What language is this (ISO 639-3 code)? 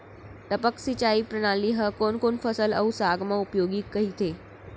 hne